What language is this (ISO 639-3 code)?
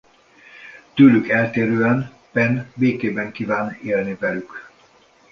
hun